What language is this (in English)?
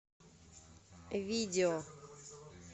Russian